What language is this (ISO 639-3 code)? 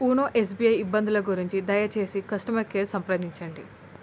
tel